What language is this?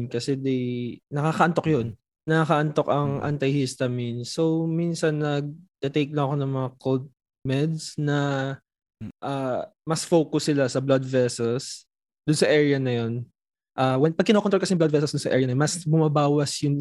Filipino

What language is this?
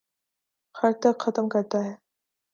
Urdu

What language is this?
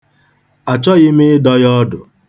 Igbo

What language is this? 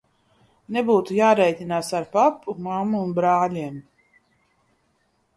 Latvian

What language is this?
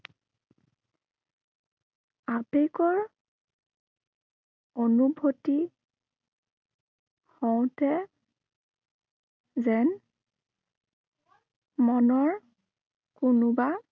Assamese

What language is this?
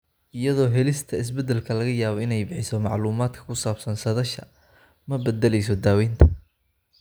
Somali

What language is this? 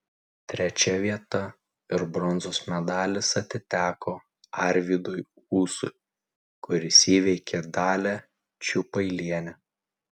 Lithuanian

